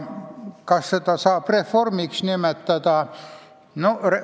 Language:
Estonian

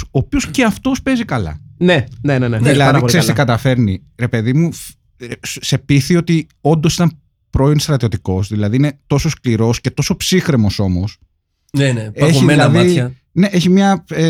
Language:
Greek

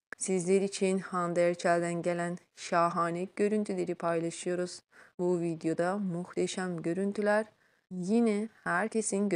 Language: Turkish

